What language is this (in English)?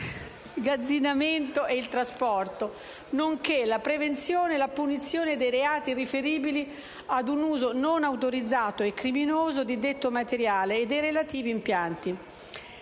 Italian